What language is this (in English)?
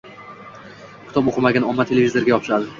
Uzbek